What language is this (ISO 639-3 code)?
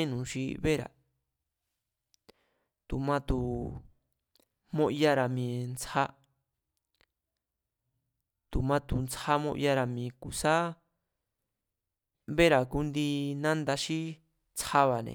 vmz